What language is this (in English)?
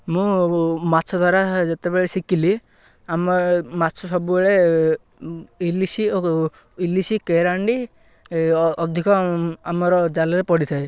Odia